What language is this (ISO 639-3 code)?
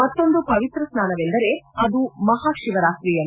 kan